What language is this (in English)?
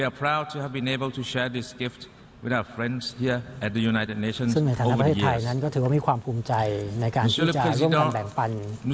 Thai